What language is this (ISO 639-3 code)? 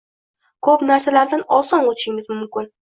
uzb